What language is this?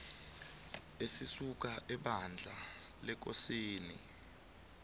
South Ndebele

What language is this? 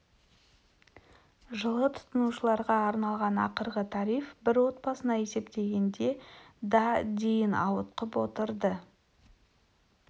Kazakh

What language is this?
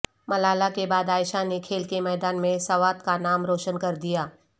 Urdu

